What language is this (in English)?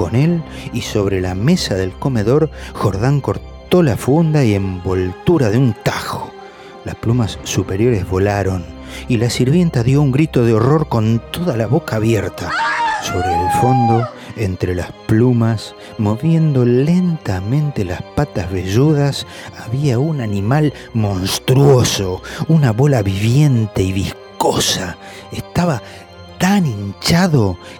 Spanish